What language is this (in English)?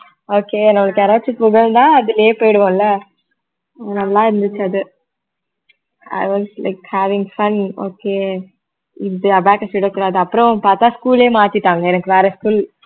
Tamil